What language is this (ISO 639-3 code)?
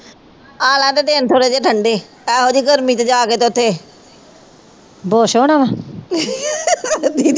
pan